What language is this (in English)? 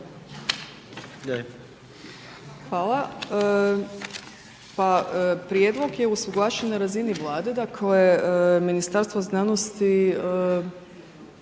Croatian